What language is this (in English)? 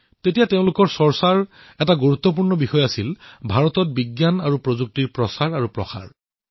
Assamese